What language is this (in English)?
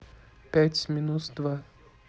Russian